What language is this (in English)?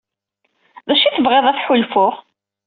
Kabyle